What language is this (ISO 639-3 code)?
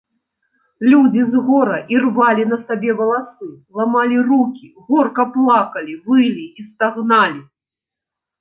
bel